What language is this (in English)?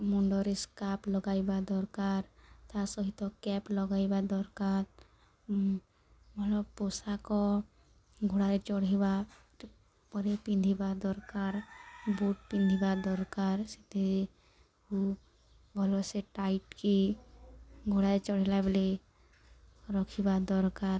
Odia